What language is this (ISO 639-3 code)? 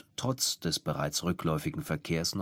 deu